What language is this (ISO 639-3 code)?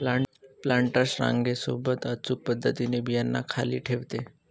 mar